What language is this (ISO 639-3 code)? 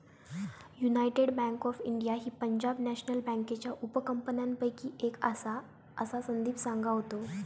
mar